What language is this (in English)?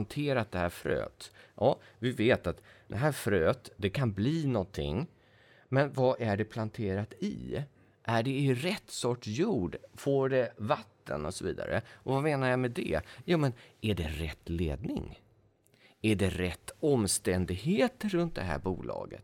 Swedish